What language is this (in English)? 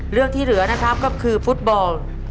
Thai